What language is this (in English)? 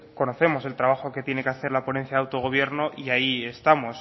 Spanish